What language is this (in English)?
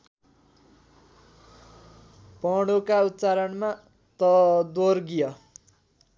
Nepali